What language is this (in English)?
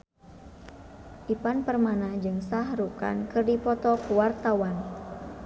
Sundanese